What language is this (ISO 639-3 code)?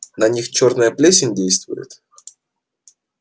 rus